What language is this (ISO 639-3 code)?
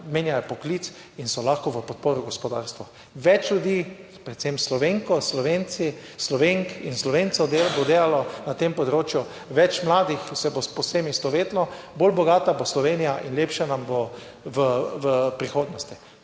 slv